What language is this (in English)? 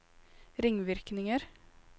Norwegian